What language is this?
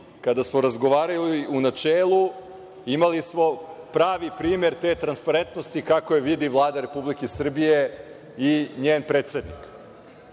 Serbian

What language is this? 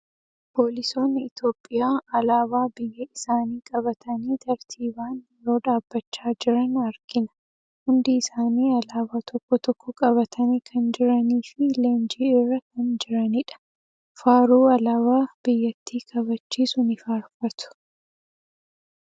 Oromo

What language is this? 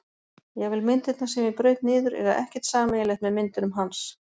Icelandic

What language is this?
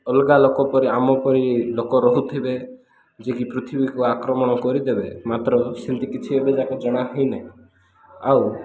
Odia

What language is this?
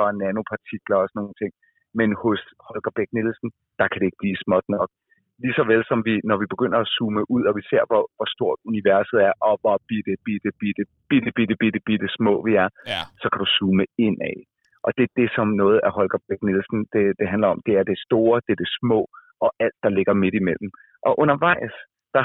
Danish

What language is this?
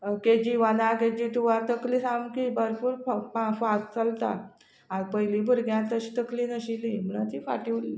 Konkani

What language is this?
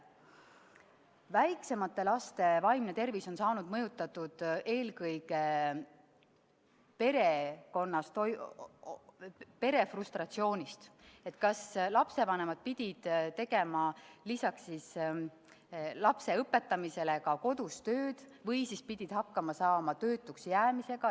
Estonian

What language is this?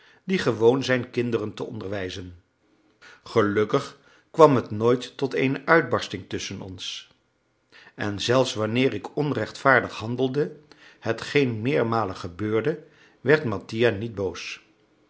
Dutch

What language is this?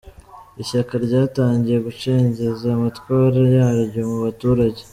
Kinyarwanda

